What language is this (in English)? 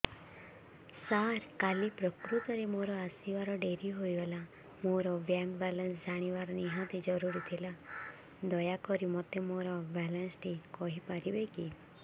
Odia